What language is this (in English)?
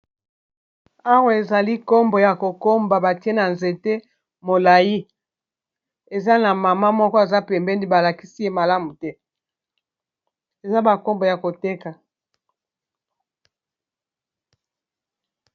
Lingala